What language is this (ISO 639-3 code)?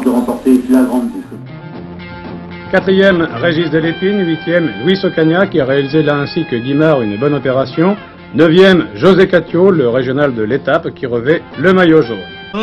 fra